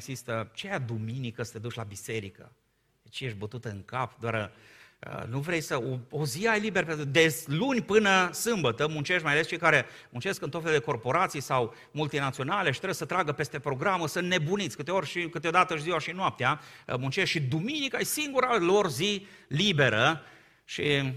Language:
Romanian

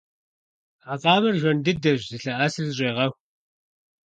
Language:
Kabardian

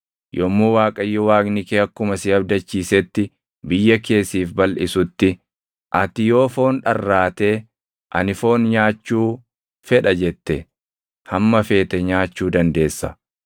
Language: Oromo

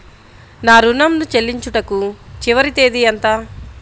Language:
Telugu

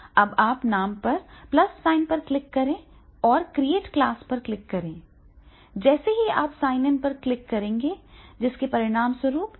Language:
Hindi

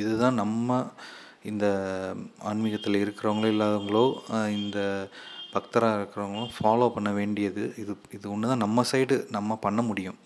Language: Tamil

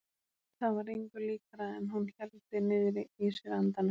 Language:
Icelandic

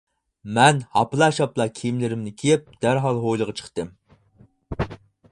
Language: Uyghur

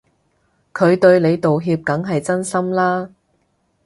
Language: Cantonese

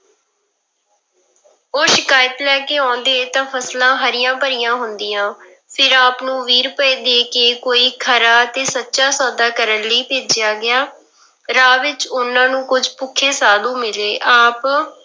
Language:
Punjabi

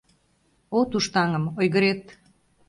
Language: Mari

